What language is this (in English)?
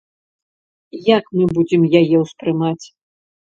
Belarusian